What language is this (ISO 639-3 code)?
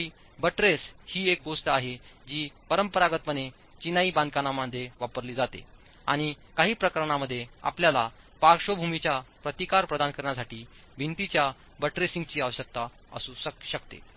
mar